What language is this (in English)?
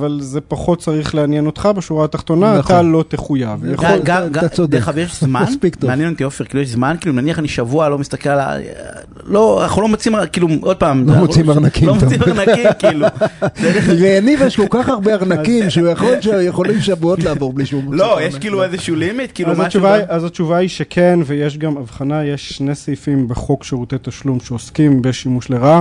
Hebrew